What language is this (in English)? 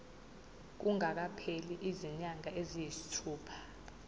Zulu